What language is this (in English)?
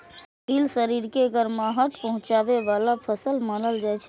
Maithili